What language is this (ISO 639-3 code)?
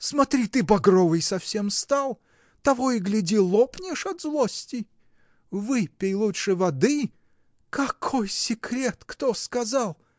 rus